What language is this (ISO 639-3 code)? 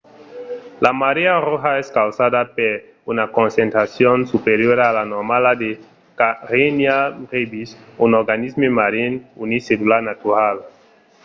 oci